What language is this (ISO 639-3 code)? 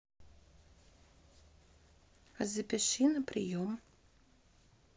rus